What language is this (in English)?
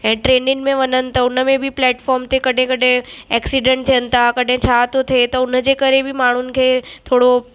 Sindhi